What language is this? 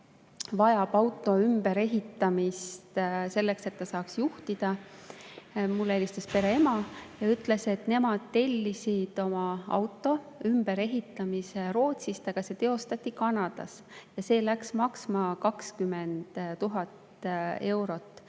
Estonian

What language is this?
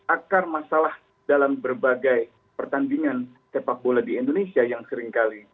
Indonesian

